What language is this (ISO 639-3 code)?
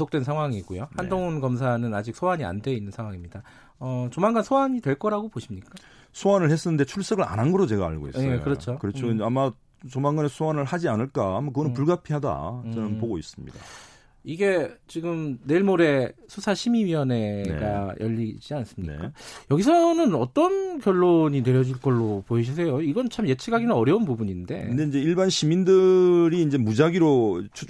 kor